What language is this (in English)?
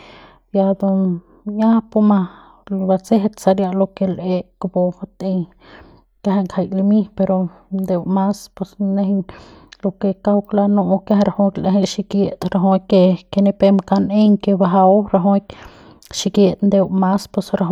Central Pame